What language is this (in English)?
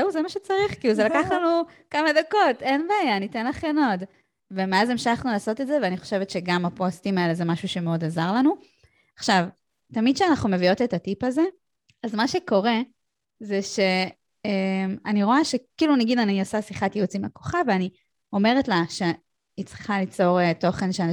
Hebrew